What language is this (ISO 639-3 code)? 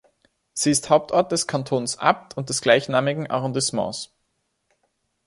deu